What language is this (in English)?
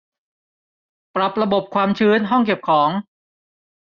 Thai